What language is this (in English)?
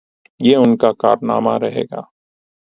Urdu